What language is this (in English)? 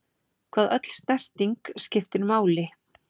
Icelandic